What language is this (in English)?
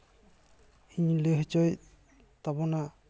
Santali